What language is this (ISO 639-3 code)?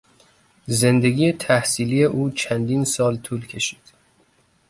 fas